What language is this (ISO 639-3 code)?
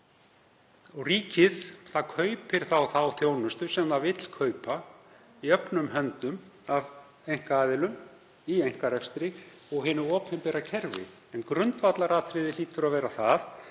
isl